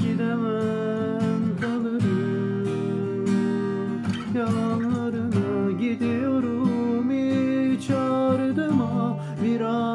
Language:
Turkish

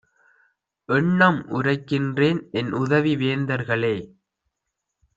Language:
Tamil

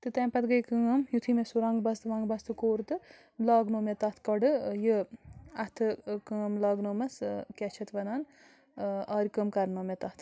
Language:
Kashmiri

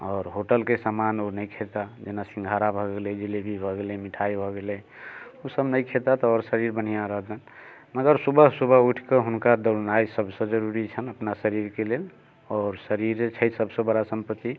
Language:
Maithili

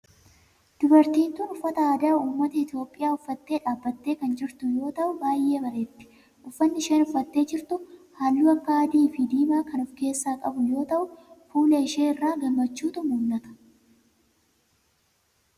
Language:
Oromo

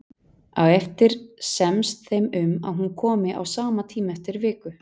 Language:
Icelandic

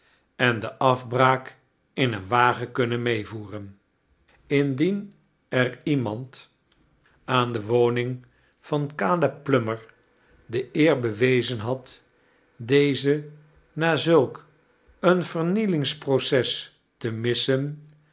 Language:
Dutch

